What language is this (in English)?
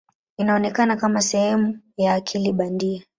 Swahili